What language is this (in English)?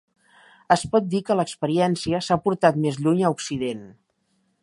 Catalan